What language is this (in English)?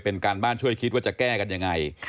Thai